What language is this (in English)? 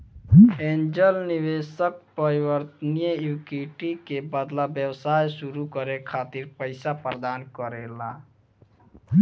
Bhojpuri